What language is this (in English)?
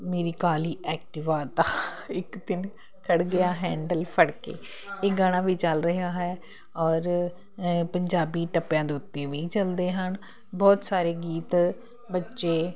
Punjabi